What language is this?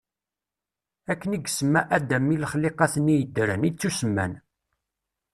Kabyle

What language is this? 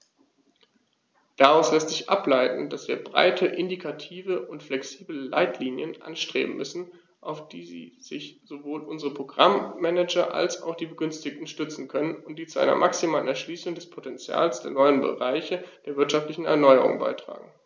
German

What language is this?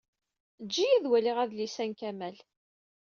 Kabyle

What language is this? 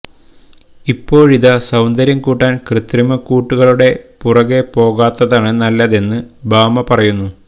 Malayalam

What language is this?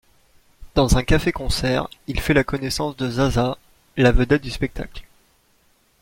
French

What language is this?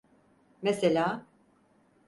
Turkish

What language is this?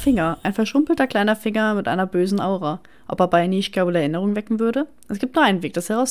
German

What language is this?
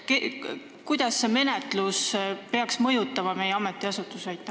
Estonian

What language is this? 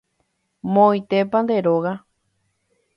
Guarani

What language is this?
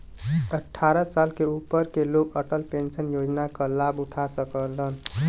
Bhojpuri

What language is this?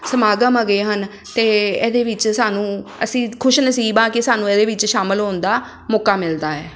Punjabi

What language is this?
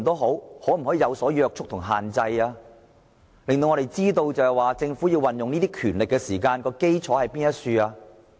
Cantonese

